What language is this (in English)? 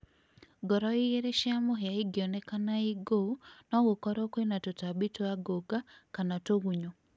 Kikuyu